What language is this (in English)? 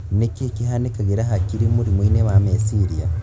Kikuyu